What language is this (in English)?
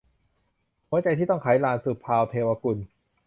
Thai